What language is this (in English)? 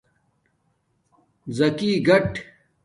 Domaaki